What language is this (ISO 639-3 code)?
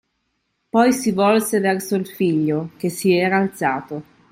ita